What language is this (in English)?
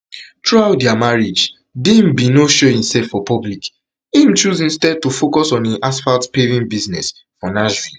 Nigerian Pidgin